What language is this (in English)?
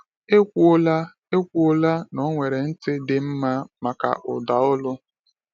Igbo